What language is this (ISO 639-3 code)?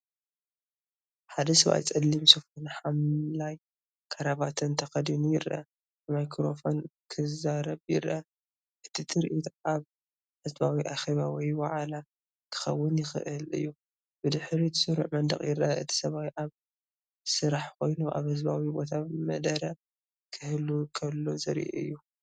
tir